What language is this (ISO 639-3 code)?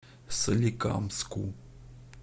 rus